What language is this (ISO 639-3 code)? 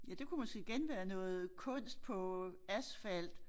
dan